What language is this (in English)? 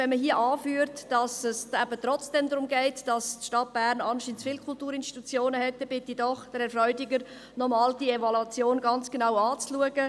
Swiss German